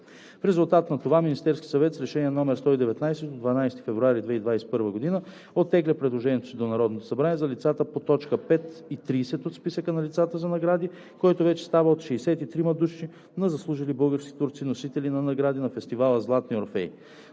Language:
Bulgarian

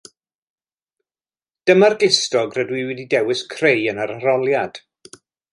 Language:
Welsh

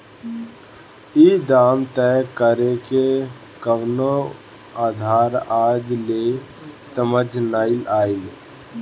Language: Bhojpuri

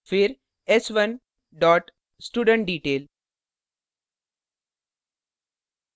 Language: Hindi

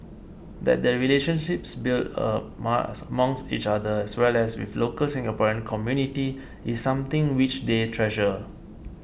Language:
English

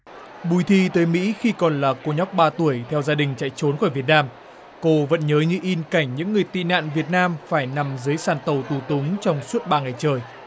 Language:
Vietnamese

